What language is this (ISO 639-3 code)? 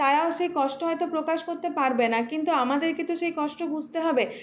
ben